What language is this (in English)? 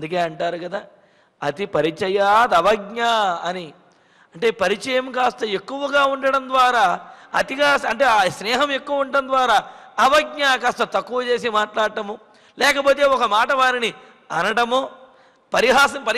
Telugu